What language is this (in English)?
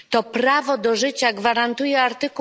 Polish